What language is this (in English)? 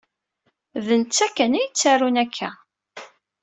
Kabyle